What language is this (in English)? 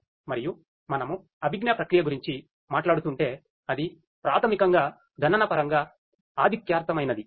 Telugu